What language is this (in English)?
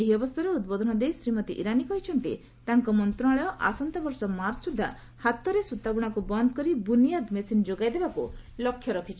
Odia